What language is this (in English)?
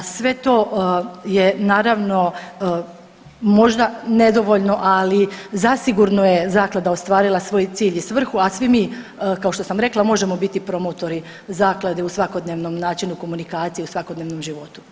Croatian